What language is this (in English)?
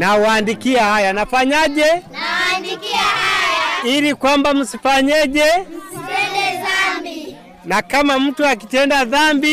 Swahili